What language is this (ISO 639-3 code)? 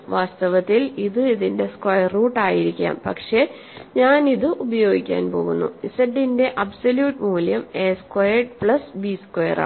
mal